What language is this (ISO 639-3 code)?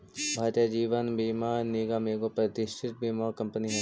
mag